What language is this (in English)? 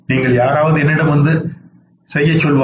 Tamil